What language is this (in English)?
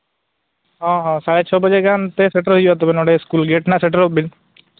Santali